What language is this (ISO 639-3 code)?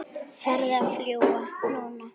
isl